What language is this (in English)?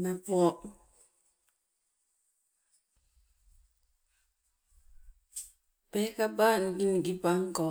Sibe